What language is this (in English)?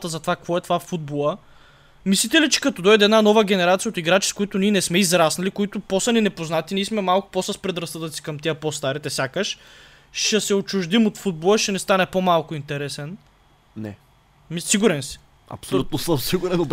Bulgarian